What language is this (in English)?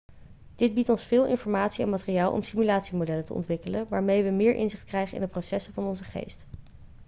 Dutch